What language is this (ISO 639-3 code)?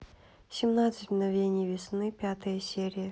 rus